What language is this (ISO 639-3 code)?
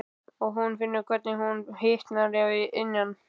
isl